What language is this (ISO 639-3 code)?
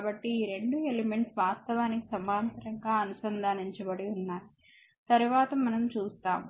tel